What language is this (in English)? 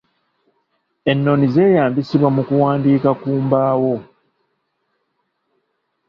Ganda